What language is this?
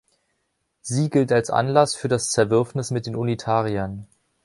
German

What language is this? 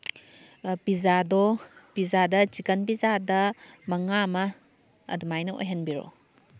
Manipuri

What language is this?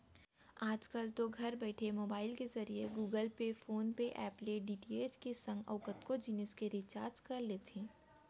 Chhattisgarhi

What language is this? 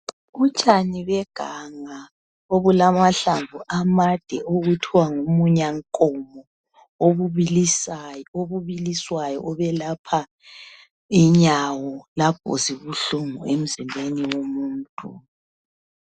North Ndebele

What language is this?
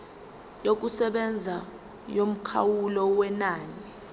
Zulu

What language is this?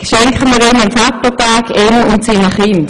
Swiss German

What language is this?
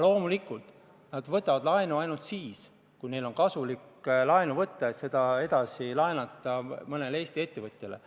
Estonian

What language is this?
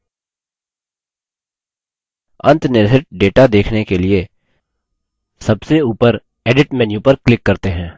Hindi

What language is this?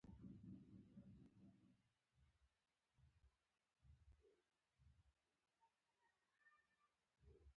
Pashto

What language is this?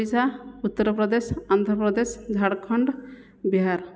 Odia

